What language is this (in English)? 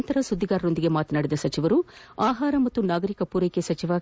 Kannada